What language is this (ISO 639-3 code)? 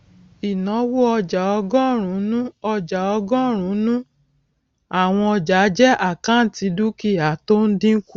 yor